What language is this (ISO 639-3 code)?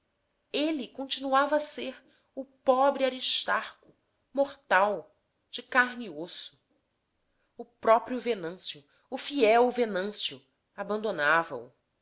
por